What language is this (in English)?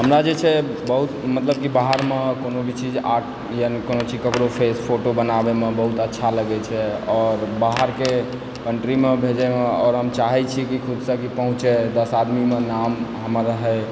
Maithili